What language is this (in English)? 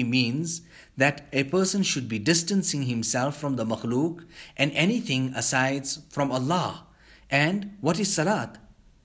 English